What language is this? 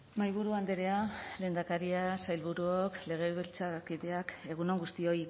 Basque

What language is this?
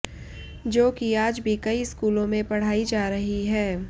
Hindi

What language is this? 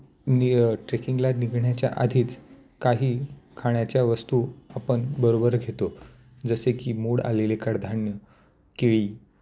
Marathi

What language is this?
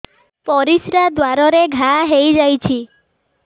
Odia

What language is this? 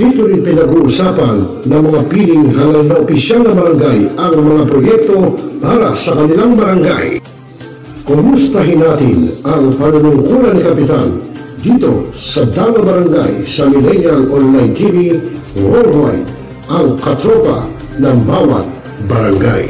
Filipino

